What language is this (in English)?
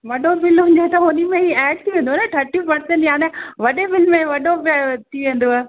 Sindhi